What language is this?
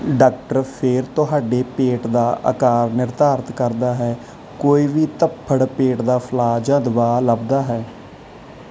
Punjabi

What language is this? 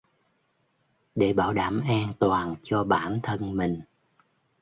Vietnamese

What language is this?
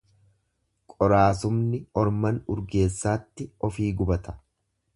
Oromo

